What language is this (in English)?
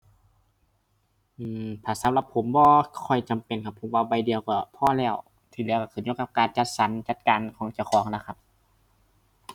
Thai